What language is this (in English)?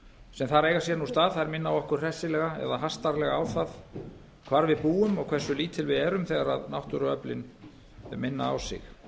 Icelandic